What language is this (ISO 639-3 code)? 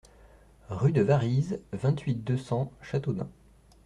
fra